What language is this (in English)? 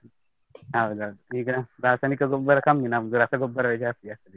Kannada